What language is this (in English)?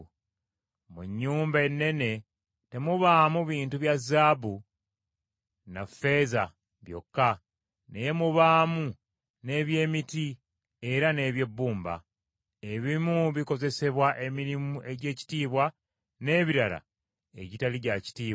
Ganda